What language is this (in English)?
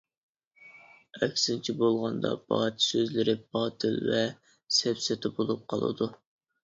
Uyghur